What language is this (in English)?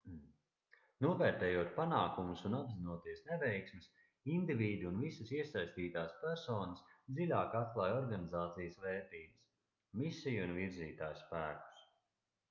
Latvian